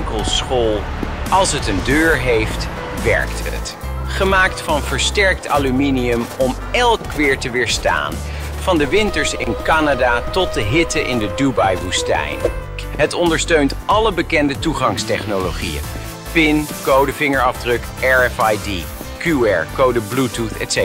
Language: Dutch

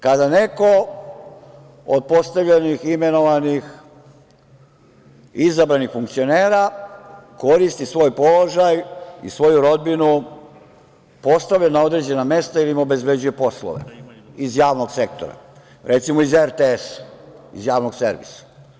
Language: Serbian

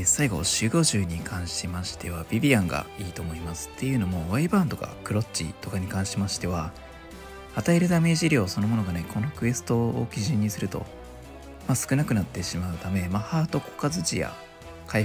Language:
Japanese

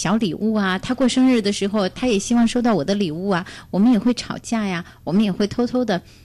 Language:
Chinese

